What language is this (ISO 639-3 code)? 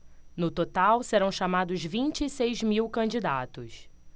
por